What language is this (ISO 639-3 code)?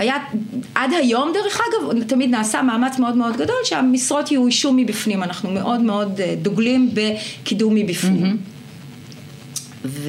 heb